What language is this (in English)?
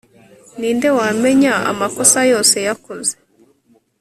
Kinyarwanda